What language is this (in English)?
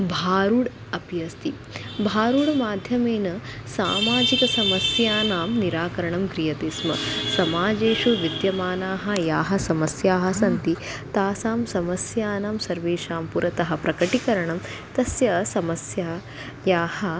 Sanskrit